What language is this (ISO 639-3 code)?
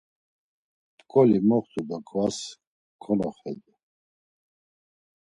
lzz